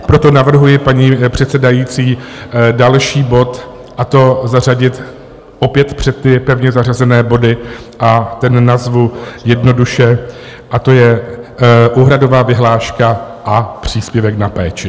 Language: Czech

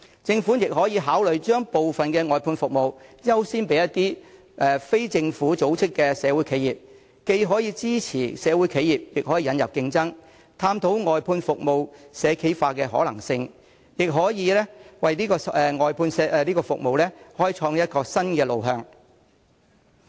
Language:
Cantonese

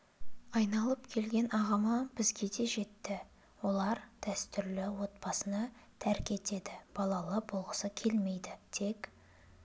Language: Kazakh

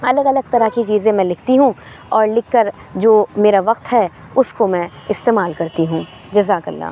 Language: Urdu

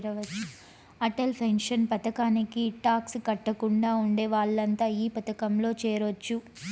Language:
Telugu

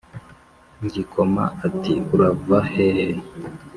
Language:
Kinyarwanda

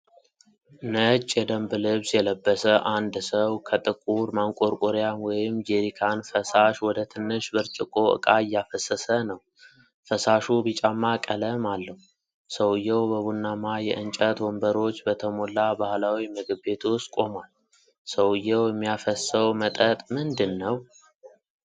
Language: Amharic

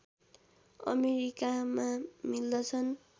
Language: Nepali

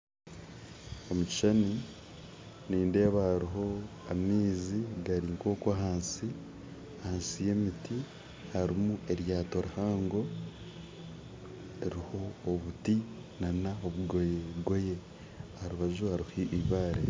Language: Nyankole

